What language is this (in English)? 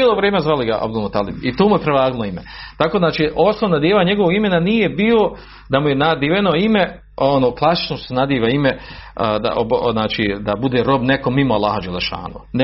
Croatian